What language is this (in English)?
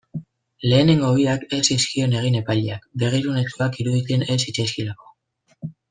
Basque